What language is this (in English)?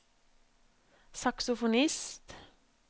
Norwegian